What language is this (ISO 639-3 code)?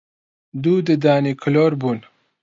ckb